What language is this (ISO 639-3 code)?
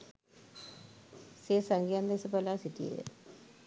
sin